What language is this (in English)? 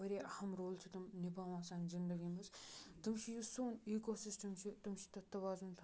Kashmiri